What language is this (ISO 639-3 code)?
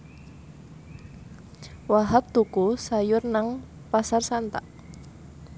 jav